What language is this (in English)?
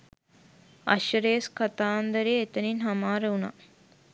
Sinhala